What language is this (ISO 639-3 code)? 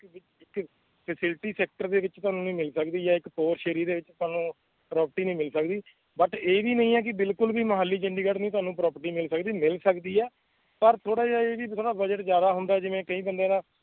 pan